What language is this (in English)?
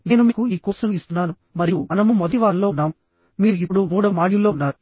Telugu